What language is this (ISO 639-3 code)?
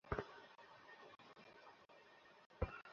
ben